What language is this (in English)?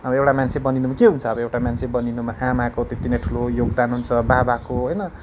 Nepali